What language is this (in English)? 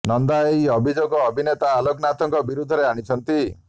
Odia